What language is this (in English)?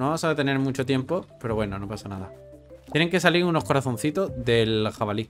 Spanish